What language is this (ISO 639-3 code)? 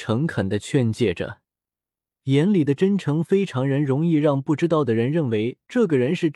zho